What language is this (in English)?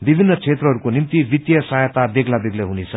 Nepali